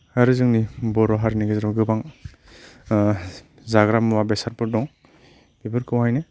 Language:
Bodo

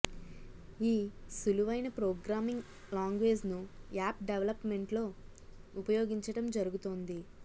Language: Telugu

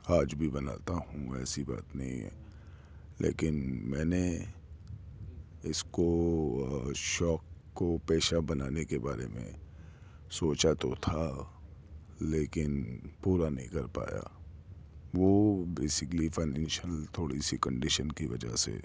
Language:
Urdu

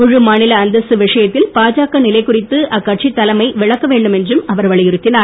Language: Tamil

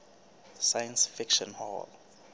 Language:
Southern Sotho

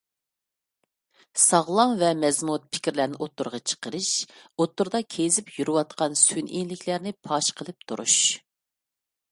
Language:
Uyghur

